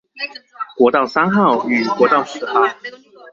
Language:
Chinese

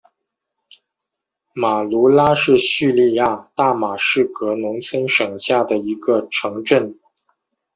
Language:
Chinese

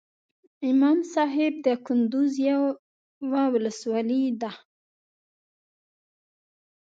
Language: Pashto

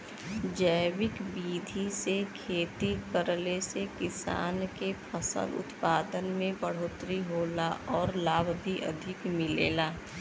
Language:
Bhojpuri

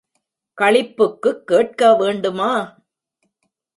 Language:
Tamil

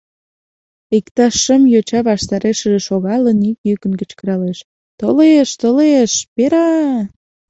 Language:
Mari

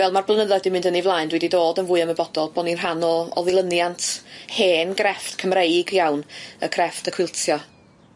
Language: Welsh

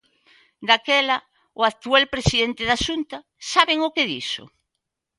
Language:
Galician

